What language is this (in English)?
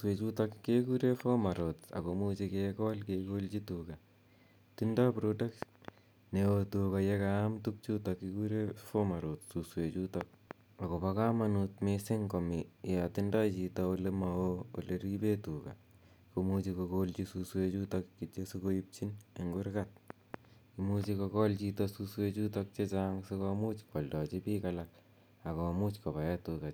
Kalenjin